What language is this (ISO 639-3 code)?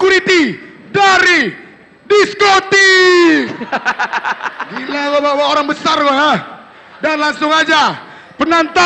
ind